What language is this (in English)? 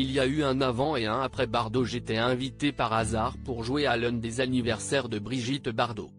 French